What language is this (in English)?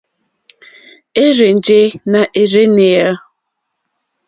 Mokpwe